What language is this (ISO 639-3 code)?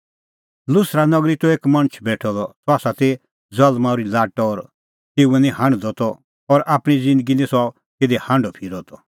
kfx